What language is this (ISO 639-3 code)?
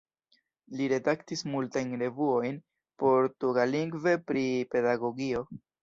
epo